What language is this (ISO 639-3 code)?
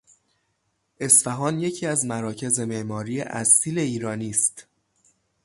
fas